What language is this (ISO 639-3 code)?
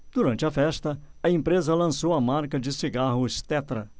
por